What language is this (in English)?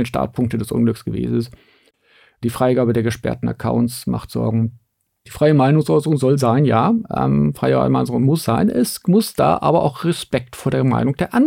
German